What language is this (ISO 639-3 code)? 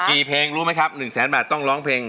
tha